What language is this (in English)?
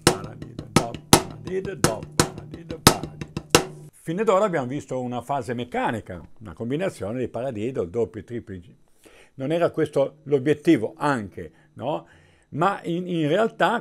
Italian